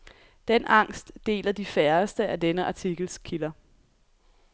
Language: Danish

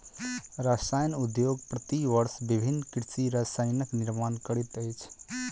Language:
Maithili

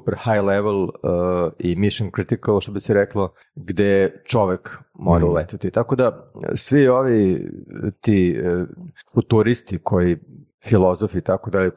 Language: Croatian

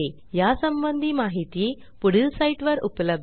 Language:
Marathi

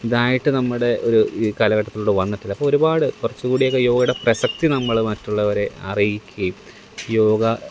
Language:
Malayalam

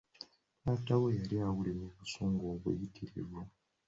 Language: Ganda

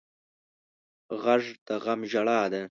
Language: Pashto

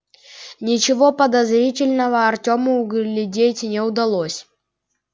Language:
Russian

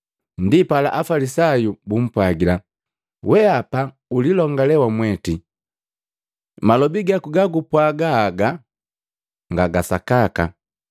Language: Matengo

